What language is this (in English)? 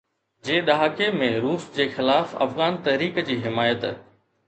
Sindhi